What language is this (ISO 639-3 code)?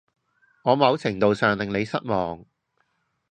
yue